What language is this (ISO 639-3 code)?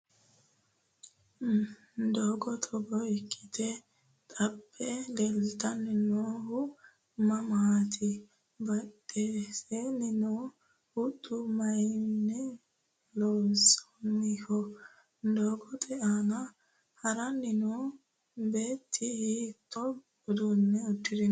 sid